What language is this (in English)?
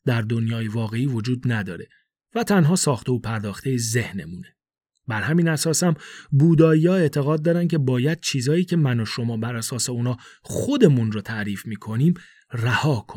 Persian